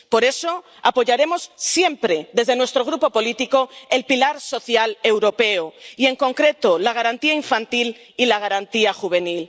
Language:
Spanish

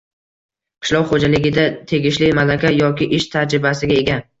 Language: Uzbek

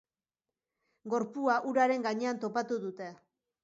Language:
Basque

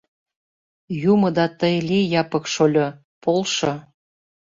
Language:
Mari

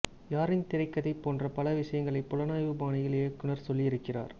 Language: Tamil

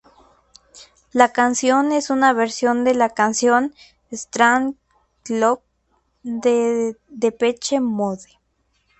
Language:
Spanish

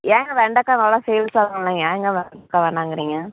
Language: Tamil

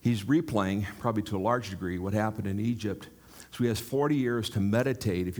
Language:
English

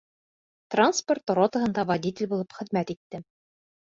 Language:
Bashkir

